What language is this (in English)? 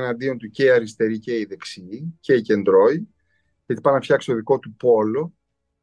Greek